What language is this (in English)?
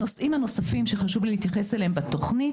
Hebrew